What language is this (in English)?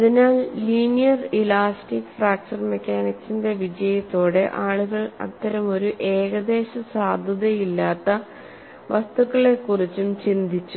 Malayalam